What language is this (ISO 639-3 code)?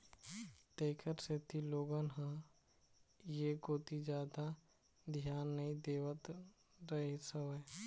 hne